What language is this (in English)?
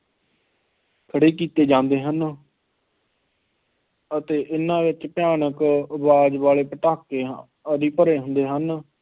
Punjabi